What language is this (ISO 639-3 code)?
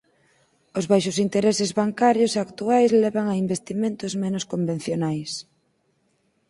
glg